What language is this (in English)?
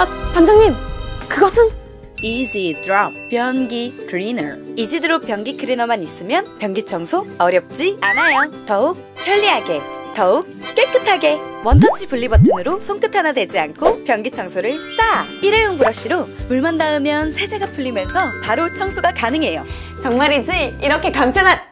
Korean